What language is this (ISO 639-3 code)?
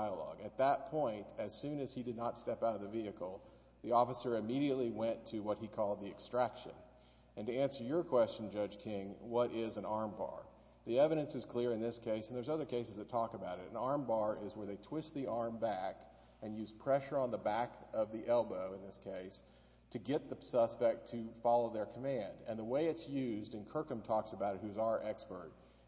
eng